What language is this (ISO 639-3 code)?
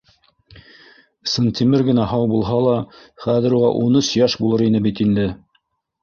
bak